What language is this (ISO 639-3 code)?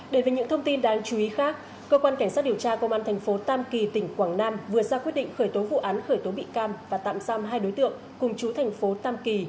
vie